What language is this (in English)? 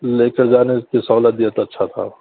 Urdu